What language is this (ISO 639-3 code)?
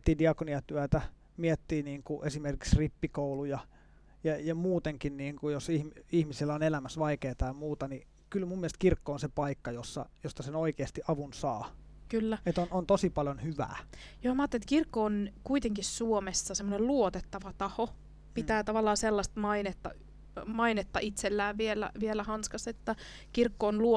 fin